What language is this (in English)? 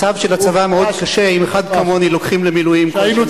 Hebrew